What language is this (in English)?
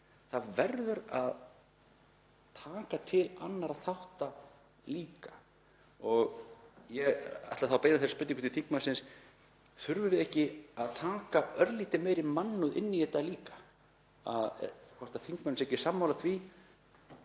Icelandic